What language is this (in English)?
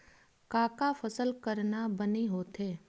Chhattisgarhi